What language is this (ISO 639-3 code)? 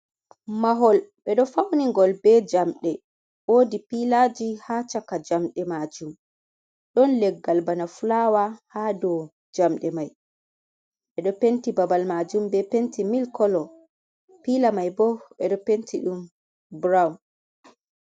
ful